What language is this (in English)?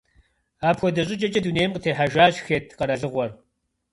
Kabardian